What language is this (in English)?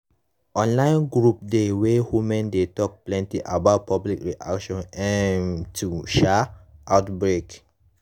Nigerian Pidgin